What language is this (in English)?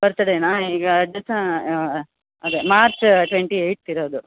Kannada